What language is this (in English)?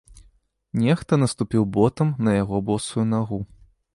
Belarusian